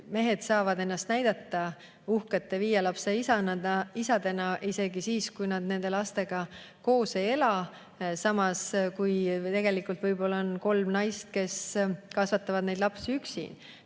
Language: Estonian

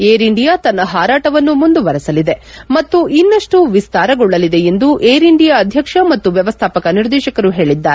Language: Kannada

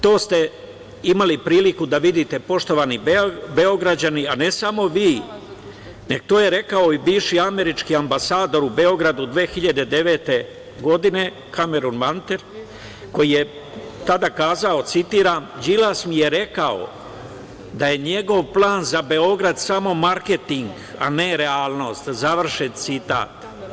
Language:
Serbian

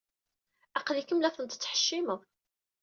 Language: Kabyle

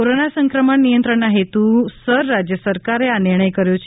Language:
Gujarati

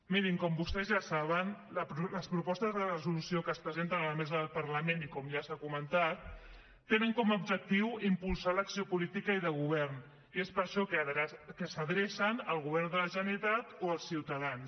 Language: Catalan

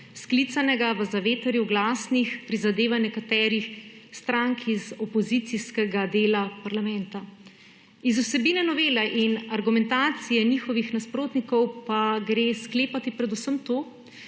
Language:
Slovenian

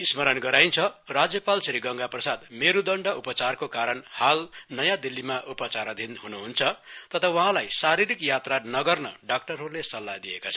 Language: Nepali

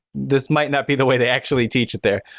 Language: English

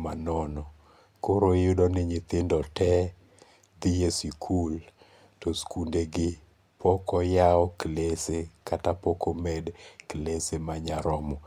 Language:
Luo (Kenya and Tanzania)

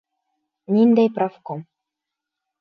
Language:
Bashkir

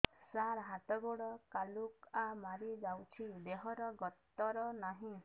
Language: Odia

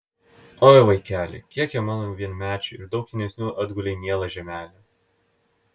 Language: Lithuanian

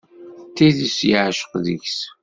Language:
Kabyle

